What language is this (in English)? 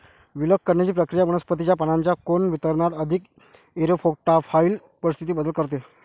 Marathi